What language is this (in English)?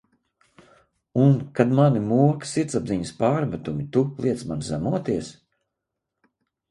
Latvian